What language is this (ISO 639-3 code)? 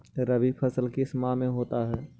mag